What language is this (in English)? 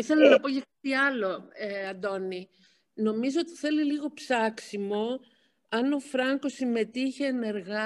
Greek